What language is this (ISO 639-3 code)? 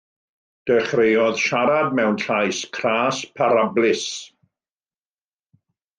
cym